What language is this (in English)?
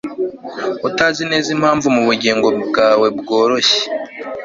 Kinyarwanda